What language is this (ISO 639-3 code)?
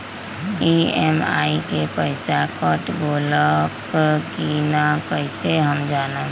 mag